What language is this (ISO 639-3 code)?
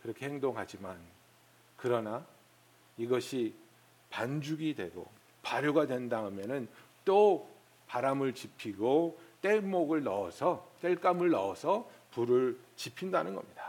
kor